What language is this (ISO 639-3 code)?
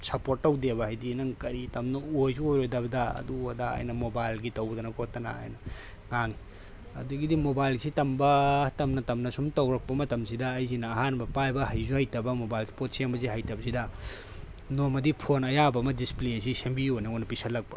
mni